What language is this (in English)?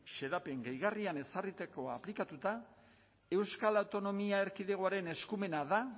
Basque